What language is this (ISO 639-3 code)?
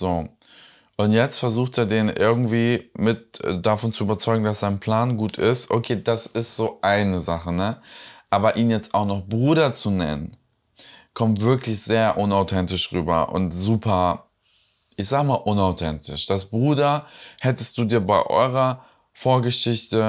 deu